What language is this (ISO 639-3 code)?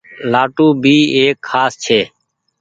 gig